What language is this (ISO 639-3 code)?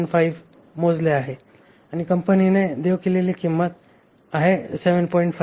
mar